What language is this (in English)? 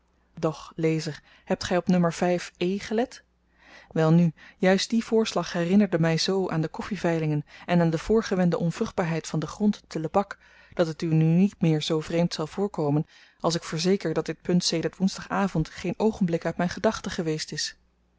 Dutch